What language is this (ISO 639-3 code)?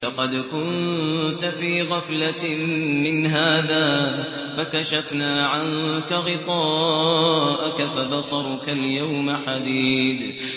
ara